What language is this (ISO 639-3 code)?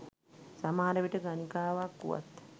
sin